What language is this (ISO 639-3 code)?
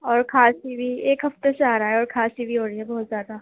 urd